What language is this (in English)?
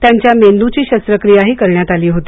Marathi